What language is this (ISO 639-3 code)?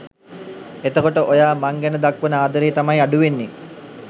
sin